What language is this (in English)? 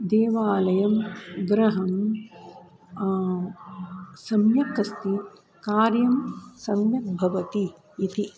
Sanskrit